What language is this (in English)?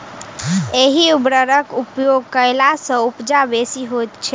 Maithili